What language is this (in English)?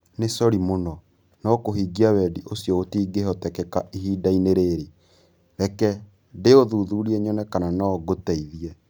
Kikuyu